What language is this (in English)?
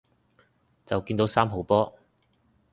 Cantonese